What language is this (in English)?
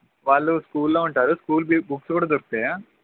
Telugu